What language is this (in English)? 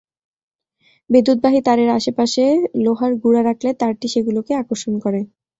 Bangla